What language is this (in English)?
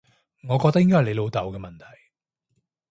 Cantonese